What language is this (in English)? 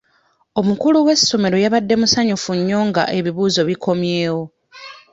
Ganda